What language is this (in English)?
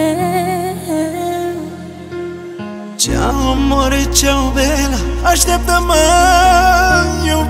Romanian